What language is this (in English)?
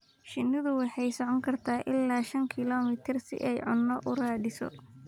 Somali